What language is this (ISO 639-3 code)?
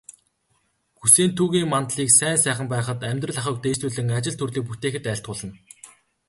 mon